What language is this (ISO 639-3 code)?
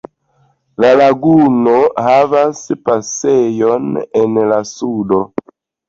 epo